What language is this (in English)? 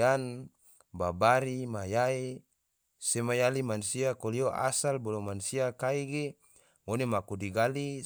Tidore